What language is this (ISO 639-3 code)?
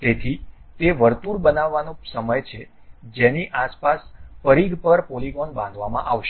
guj